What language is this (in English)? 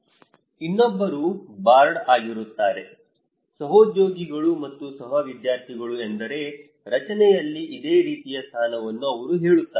Kannada